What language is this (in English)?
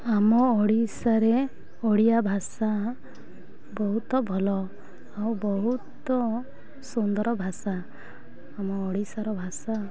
Odia